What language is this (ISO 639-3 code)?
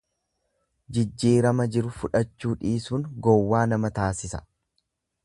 orm